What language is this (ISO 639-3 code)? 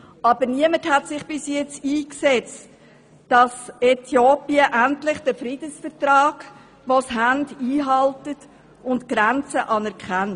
gsw